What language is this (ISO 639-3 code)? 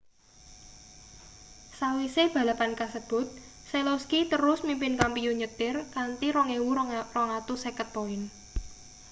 jav